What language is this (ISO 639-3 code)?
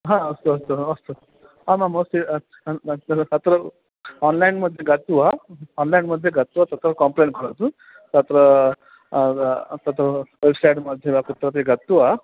san